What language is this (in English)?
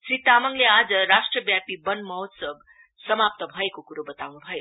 Nepali